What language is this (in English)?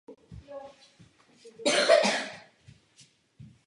Czech